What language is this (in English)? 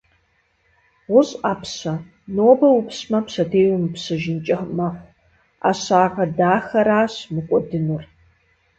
Kabardian